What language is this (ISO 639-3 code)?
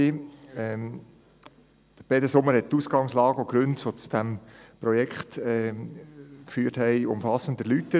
gsw